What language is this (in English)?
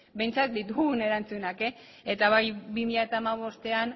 Basque